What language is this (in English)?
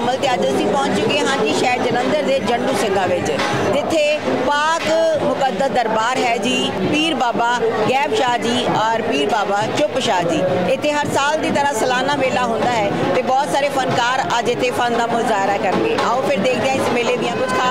Arabic